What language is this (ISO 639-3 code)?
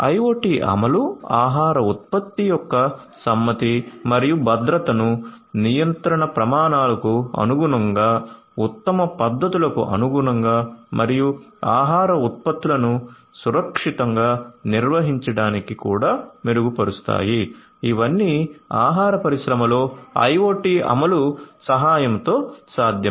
tel